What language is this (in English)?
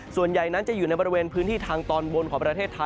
Thai